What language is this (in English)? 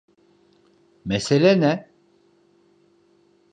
Turkish